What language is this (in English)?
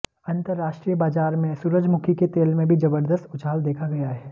Hindi